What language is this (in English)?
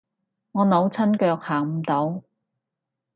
Cantonese